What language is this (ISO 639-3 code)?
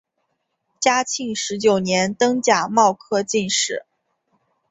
zho